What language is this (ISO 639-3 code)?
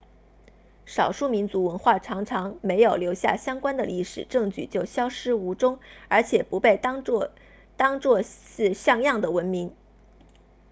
zho